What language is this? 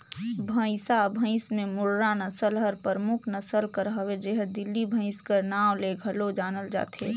Chhattisgarhi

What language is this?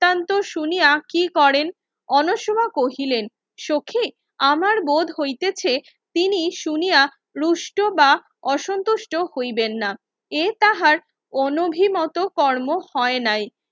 Bangla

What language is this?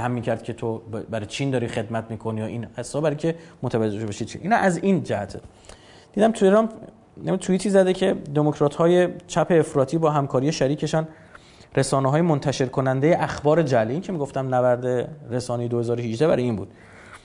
Persian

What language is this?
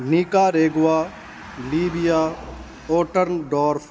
Urdu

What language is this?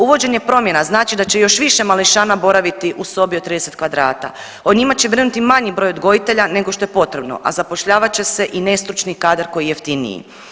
Croatian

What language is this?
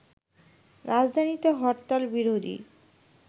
Bangla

